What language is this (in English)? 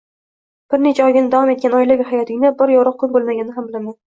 Uzbek